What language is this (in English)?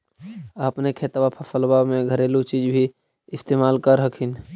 Magahi